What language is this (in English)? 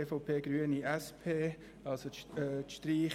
Swiss German